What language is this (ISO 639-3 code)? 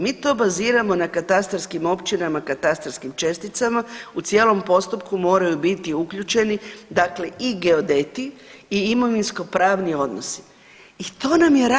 hrv